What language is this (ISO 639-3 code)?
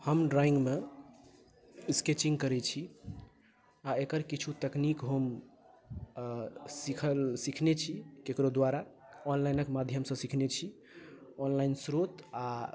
mai